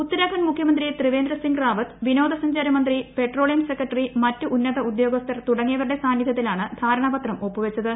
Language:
Malayalam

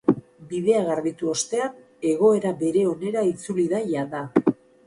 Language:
Basque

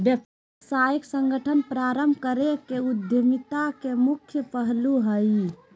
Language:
Magahi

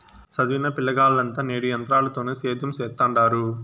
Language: Telugu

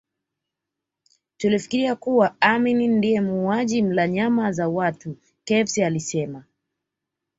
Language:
Swahili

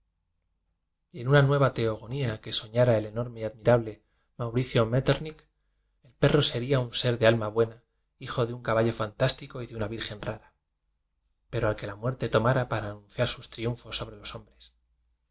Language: Spanish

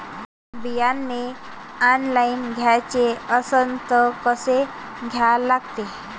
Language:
Marathi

